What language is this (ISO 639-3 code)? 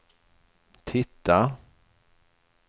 swe